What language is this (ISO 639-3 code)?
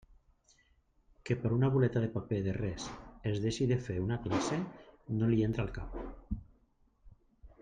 cat